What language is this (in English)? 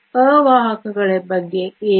Kannada